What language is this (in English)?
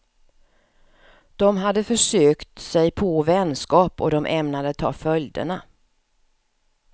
Swedish